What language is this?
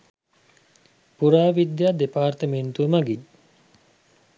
Sinhala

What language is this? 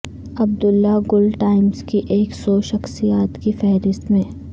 Urdu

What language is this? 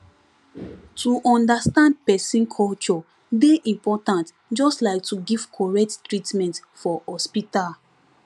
Nigerian Pidgin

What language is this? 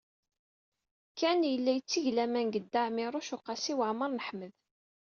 Kabyle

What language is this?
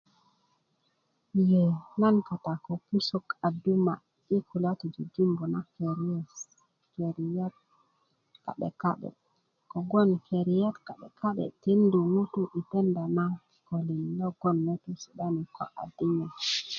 Kuku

